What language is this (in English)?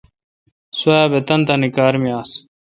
Kalkoti